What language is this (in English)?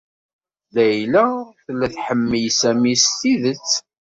Kabyle